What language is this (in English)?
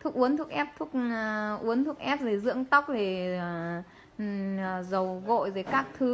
Vietnamese